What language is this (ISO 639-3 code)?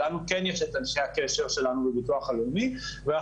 heb